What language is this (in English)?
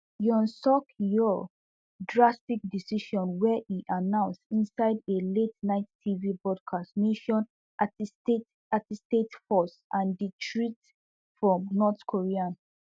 Nigerian Pidgin